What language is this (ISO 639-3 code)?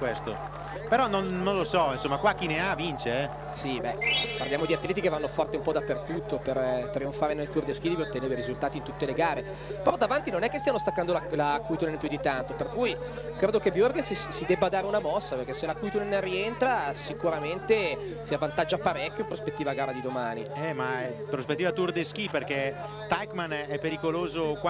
ita